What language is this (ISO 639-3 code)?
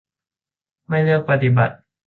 tha